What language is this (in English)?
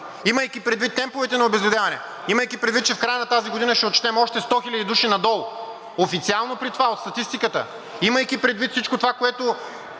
Bulgarian